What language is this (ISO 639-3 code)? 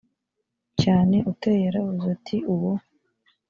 kin